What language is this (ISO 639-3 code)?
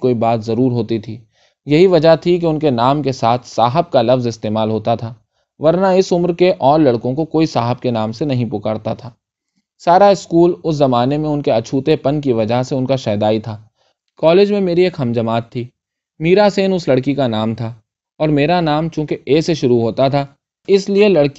urd